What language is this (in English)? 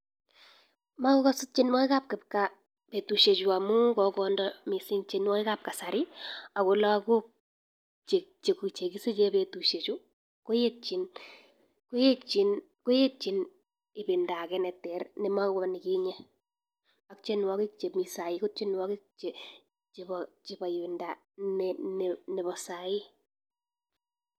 Kalenjin